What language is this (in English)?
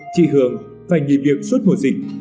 Vietnamese